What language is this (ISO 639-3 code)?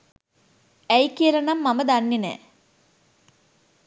sin